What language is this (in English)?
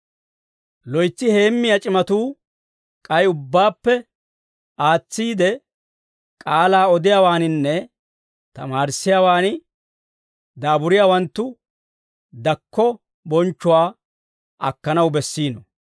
Dawro